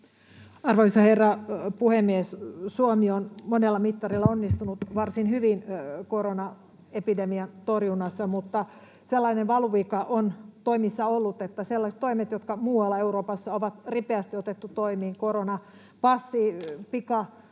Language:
Finnish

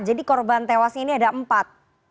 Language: Indonesian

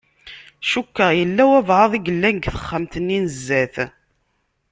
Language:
Kabyle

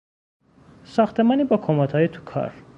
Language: Persian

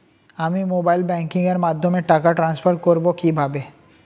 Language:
Bangla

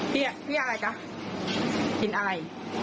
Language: Thai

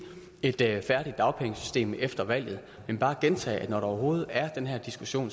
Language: Danish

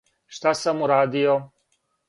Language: Serbian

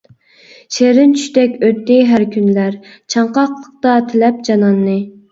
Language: Uyghur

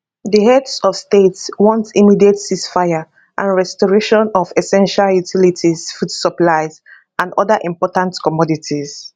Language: Nigerian Pidgin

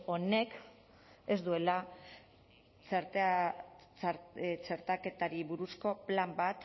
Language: Basque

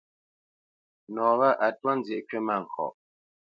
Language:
Bamenyam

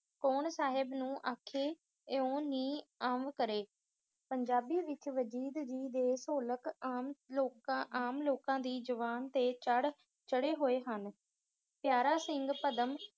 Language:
Punjabi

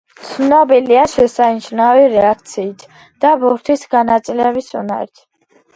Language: Georgian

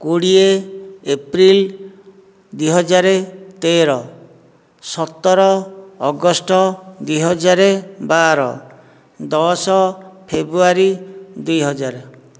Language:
Odia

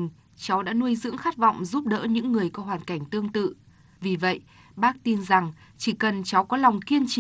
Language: Vietnamese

